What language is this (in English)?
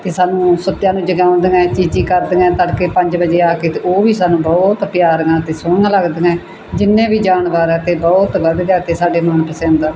Punjabi